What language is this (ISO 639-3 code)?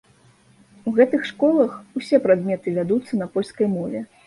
bel